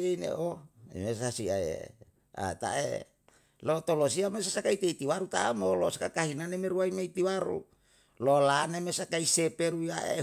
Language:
Yalahatan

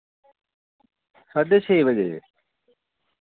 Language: Dogri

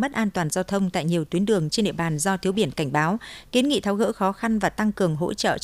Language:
Vietnamese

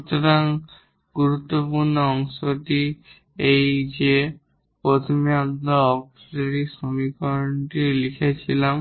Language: Bangla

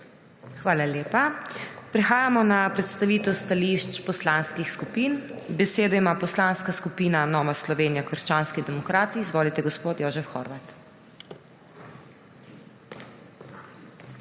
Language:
Slovenian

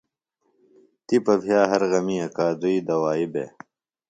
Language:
Phalura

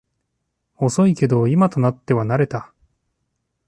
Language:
Japanese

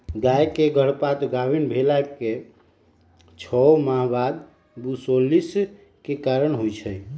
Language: Magahi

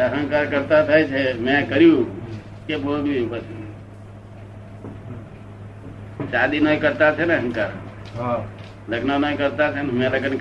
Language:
Gujarati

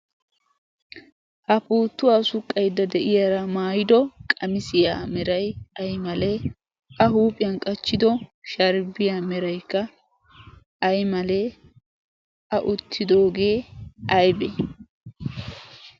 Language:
Wolaytta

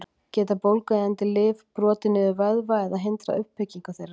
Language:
Icelandic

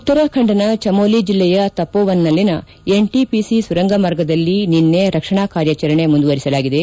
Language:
Kannada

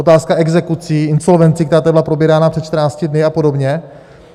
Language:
Czech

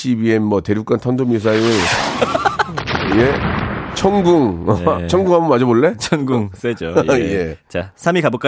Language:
Korean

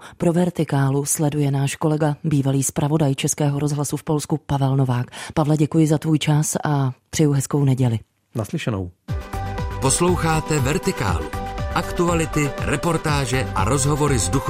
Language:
Czech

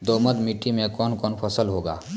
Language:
Maithili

